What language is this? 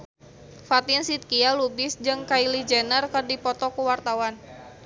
Sundanese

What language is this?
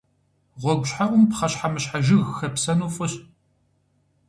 Kabardian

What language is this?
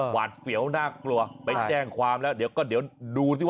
Thai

